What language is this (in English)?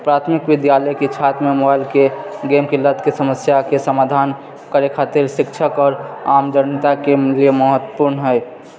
Maithili